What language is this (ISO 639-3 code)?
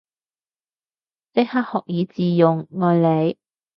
yue